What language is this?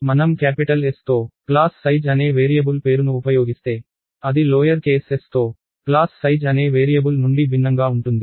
Telugu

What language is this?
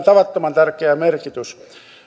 Finnish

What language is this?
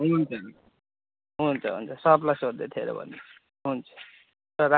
Nepali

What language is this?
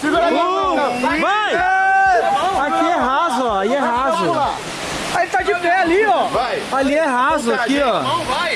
Portuguese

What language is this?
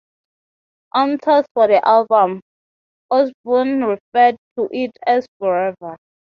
English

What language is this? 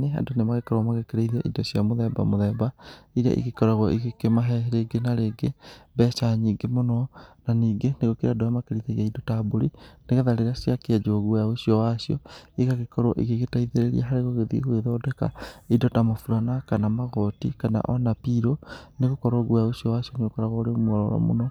Kikuyu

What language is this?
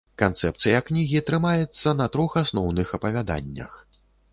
Belarusian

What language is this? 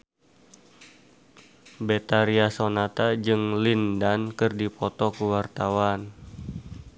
Sundanese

